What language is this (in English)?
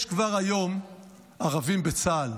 Hebrew